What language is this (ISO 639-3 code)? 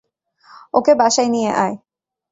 ben